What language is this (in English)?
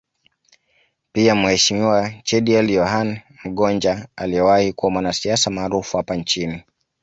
Swahili